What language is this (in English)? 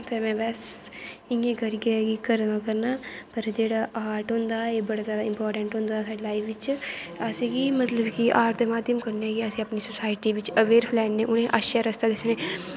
Dogri